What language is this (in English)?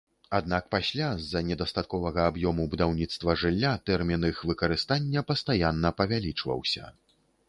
Belarusian